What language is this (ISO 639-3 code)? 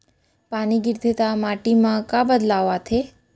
hne